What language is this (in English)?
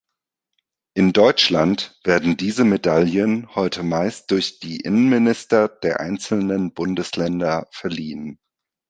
German